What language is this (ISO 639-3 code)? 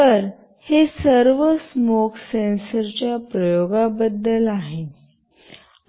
mar